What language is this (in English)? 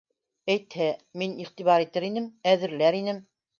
Bashkir